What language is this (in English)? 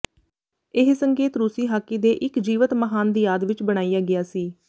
Punjabi